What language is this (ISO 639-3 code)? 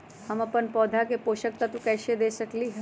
mag